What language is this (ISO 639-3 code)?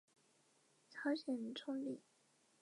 zho